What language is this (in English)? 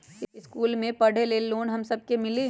Magahi